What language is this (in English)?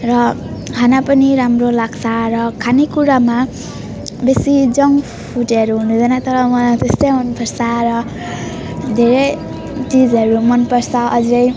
Nepali